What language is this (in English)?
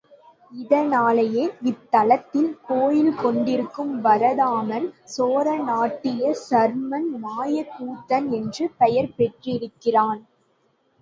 Tamil